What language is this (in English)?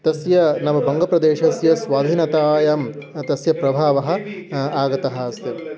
Sanskrit